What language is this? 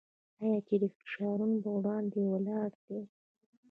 Pashto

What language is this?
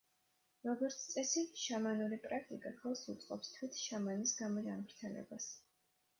Georgian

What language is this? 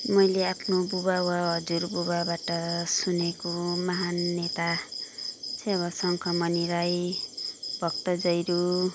Nepali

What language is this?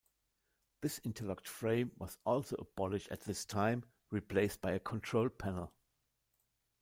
English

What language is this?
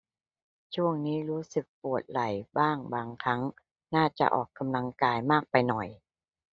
Thai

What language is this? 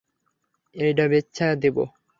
Bangla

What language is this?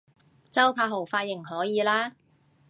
Cantonese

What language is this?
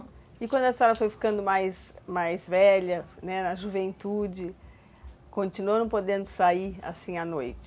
Portuguese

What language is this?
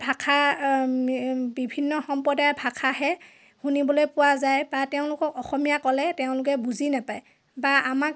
Assamese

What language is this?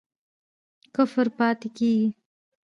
Pashto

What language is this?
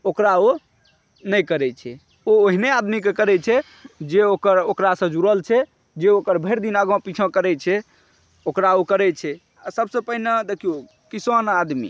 Maithili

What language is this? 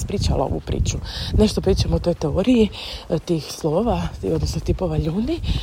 Croatian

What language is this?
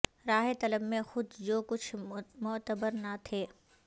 Urdu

